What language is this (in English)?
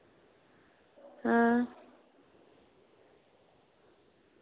Dogri